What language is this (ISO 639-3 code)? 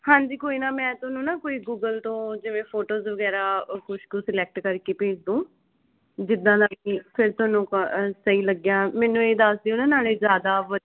pan